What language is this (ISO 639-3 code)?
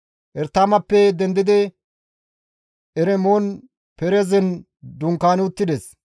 gmv